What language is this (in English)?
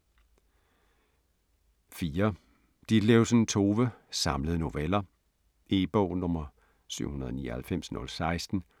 Danish